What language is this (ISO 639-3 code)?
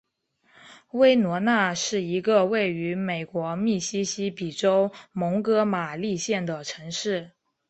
zho